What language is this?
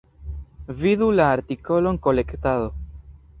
Esperanto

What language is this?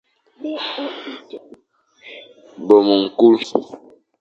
Fang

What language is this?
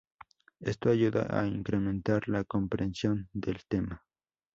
Spanish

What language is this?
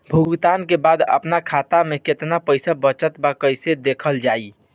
Bhojpuri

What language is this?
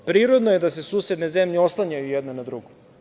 Serbian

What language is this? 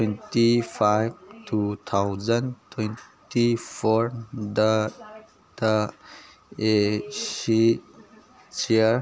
Manipuri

